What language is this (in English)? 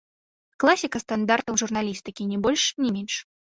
Belarusian